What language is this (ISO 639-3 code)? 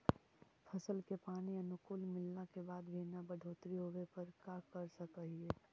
mag